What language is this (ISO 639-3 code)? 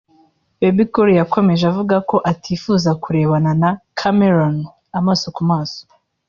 kin